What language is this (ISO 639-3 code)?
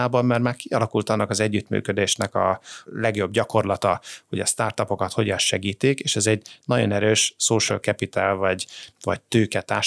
hun